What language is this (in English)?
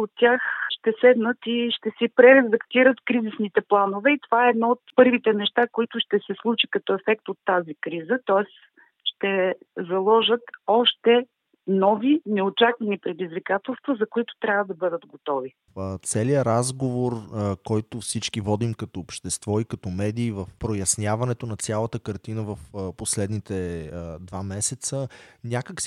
Bulgarian